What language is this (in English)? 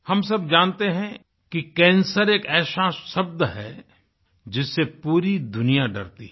Hindi